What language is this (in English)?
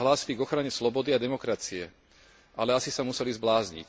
Slovak